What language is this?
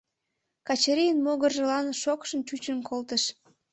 Mari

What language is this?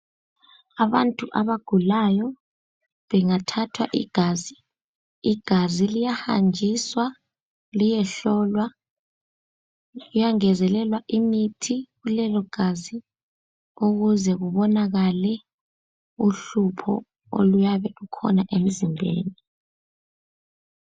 North Ndebele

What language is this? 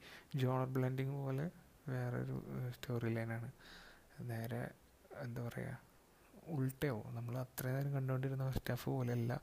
Malayalam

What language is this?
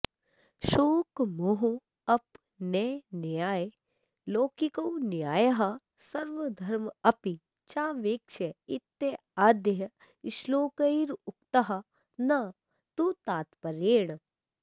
Sanskrit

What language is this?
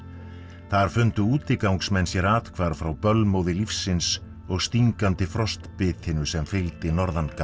Icelandic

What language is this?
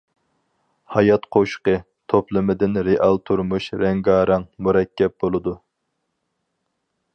Uyghur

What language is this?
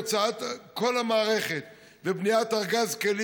Hebrew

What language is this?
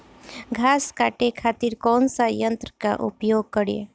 Bhojpuri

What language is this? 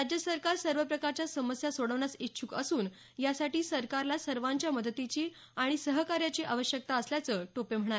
Marathi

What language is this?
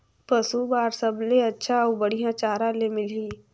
Chhattisgarhi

